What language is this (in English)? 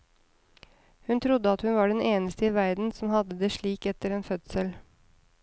Norwegian